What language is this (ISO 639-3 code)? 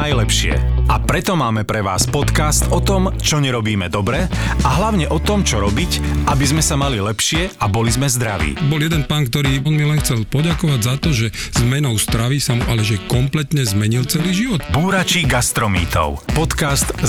ces